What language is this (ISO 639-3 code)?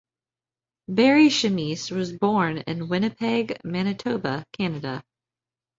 eng